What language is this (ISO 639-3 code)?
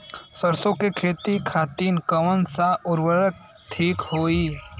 bho